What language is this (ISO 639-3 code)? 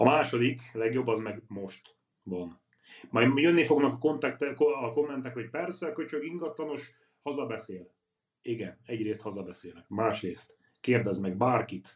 hun